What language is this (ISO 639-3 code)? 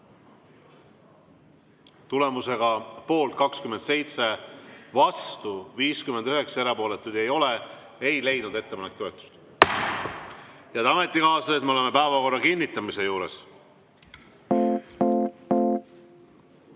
est